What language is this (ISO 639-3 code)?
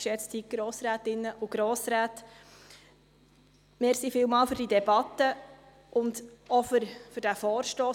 gsw